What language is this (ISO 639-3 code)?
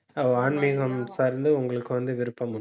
tam